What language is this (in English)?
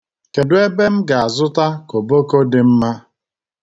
Igbo